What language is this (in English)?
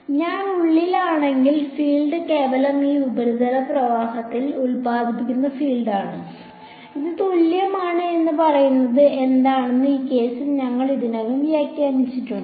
Malayalam